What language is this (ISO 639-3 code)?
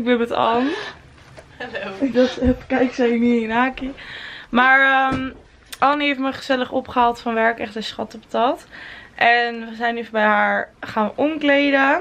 nld